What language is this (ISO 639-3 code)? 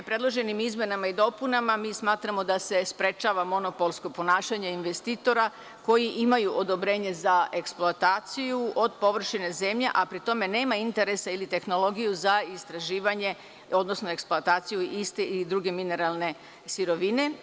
srp